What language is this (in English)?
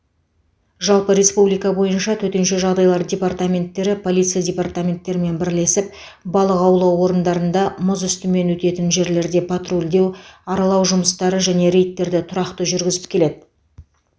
Kazakh